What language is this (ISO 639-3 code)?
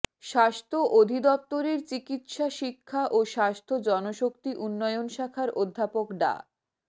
ben